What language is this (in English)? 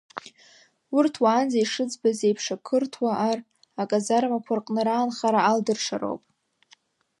Abkhazian